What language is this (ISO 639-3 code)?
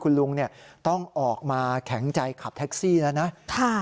tha